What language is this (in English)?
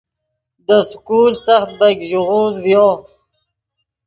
Yidgha